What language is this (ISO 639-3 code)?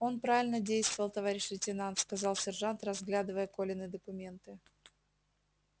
rus